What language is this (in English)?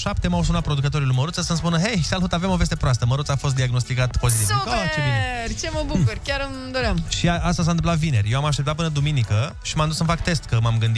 Romanian